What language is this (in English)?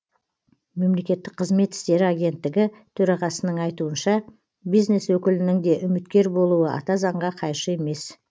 Kazakh